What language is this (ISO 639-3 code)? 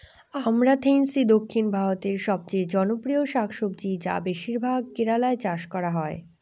ben